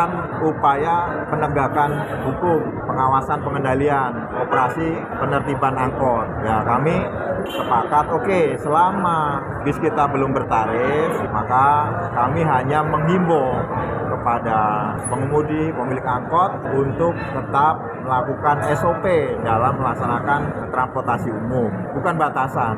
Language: Indonesian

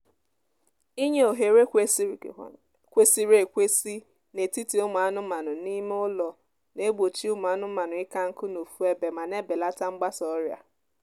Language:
Igbo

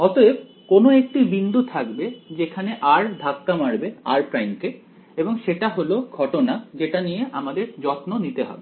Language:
Bangla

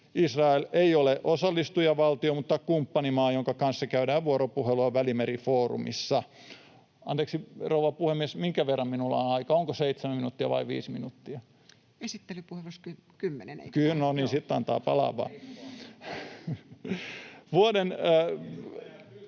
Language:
Finnish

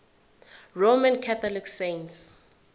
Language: Zulu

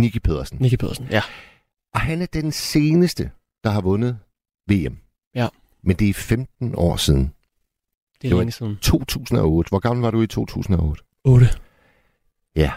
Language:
Danish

